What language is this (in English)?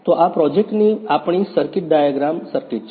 Gujarati